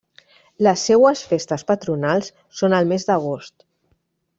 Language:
Catalan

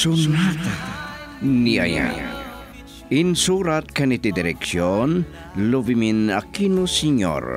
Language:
Filipino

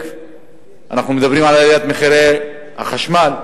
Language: Hebrew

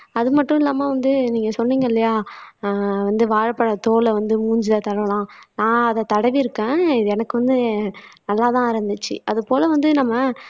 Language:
Tamil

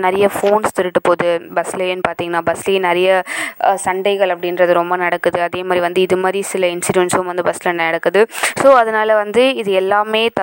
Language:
Tamil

